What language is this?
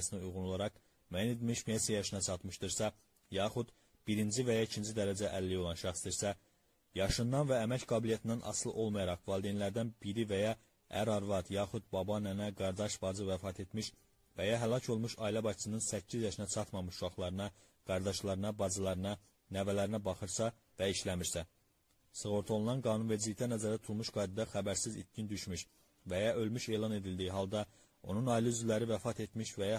Turkish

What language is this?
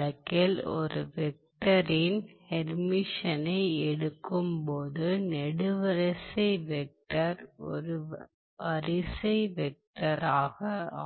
Tamil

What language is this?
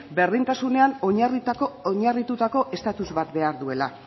Basque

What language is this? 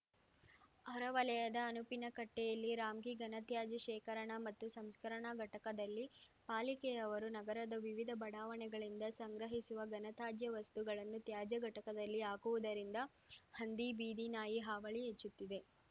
Kannada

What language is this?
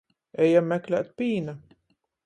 Latgalian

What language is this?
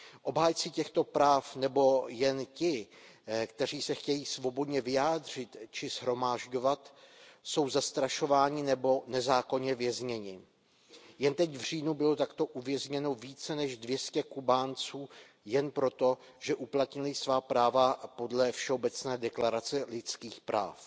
Czech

